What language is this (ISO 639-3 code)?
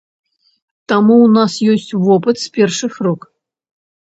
bel